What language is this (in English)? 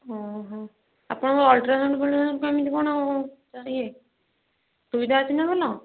Odia